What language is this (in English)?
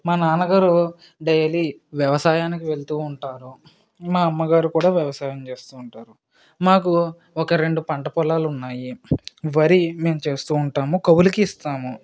Telugu